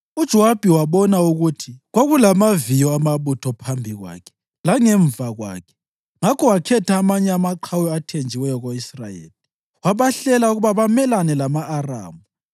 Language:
North Ndebele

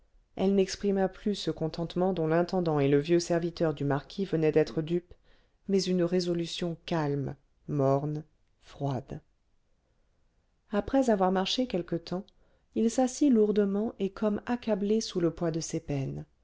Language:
French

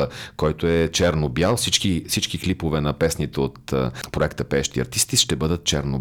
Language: Bulgarian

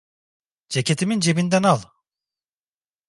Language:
Turkish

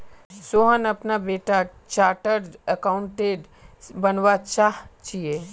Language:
Magahi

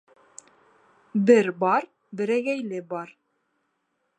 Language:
Bashkir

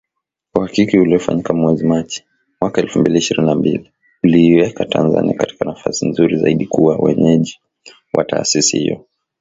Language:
Swahili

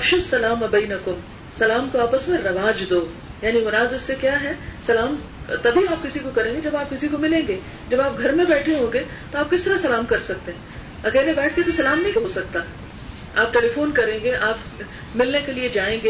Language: Urdu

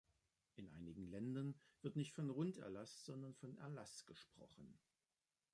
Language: German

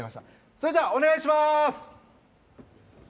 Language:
Japanese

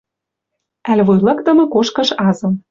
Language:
Western Mari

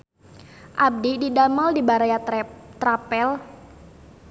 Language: Sundanese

